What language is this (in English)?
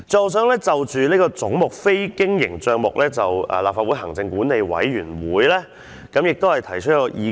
Cantonese